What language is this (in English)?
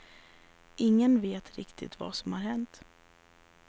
Swedish